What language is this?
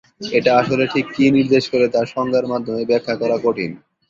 Bangla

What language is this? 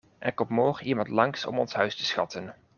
Dutch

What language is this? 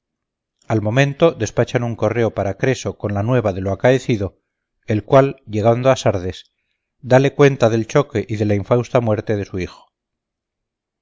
Spanish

